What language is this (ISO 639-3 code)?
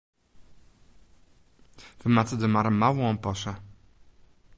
fry